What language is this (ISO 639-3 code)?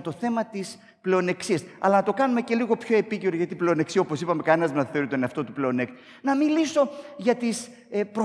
ell